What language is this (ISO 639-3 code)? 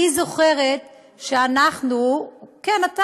heb